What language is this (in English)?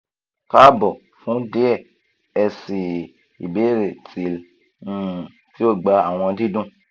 Yoruba